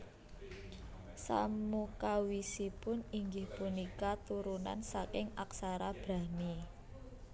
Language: Javanese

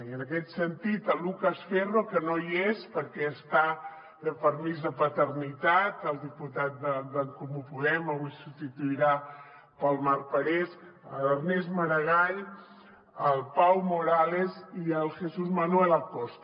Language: Catalan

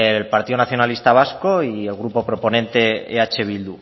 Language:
Spanish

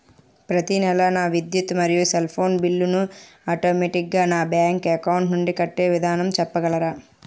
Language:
Telugu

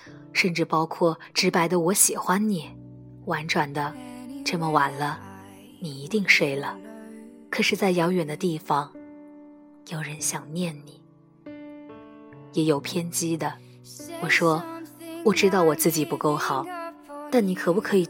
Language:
Chinese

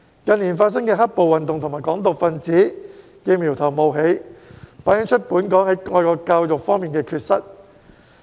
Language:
Cantonese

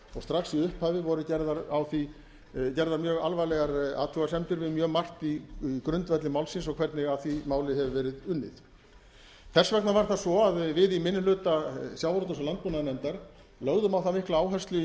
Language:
Icelandic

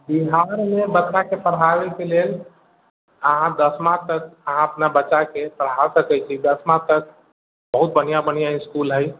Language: Maithili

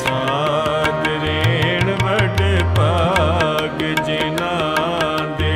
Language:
Hindi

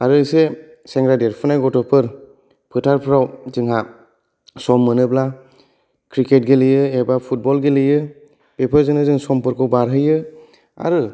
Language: Bodo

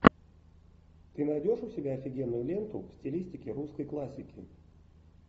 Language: Russian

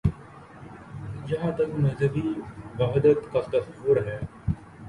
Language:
Urdu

